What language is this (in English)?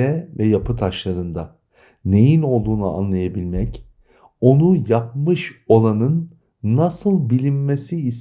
Turkish